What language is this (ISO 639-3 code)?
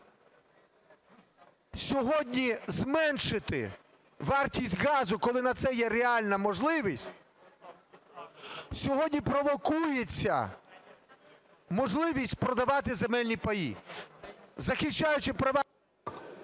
ukr